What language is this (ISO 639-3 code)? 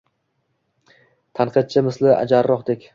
uzb